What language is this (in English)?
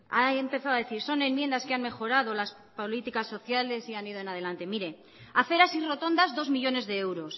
Spanish